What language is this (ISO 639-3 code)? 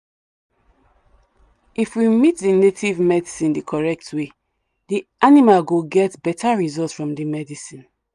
pcm